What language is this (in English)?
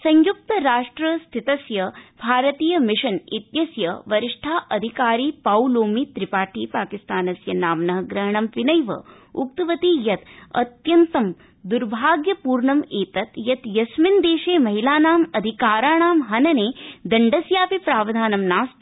Sanskrit